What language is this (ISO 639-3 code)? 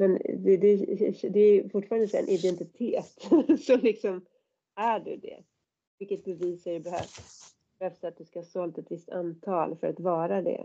swe